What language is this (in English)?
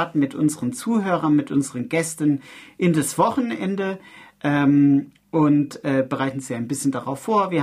German